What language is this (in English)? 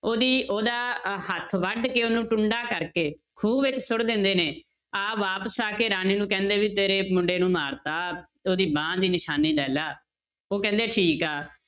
Punjabi